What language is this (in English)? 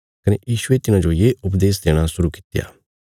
Bilaspuri